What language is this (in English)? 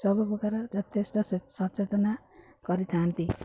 Odia